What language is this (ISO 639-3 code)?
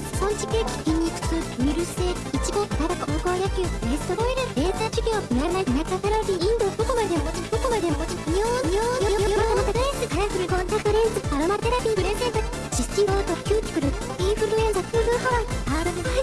jpn